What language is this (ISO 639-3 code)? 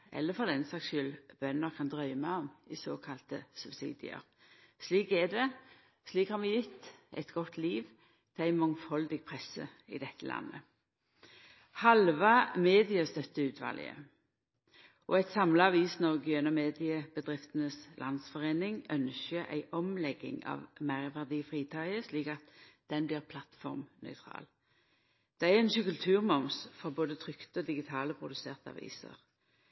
nno